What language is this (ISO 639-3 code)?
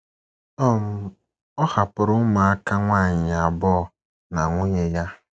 ibo